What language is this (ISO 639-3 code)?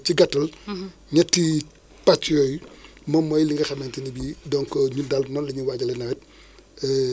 wol